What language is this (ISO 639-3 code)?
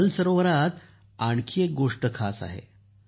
mar